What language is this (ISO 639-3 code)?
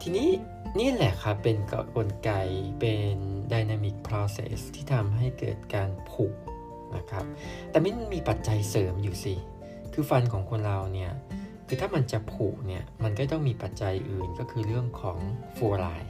tha